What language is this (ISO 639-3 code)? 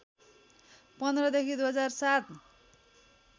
nep